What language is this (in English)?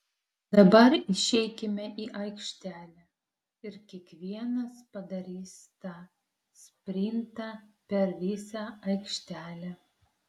Lithuanian